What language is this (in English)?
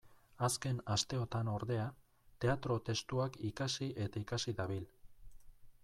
Basque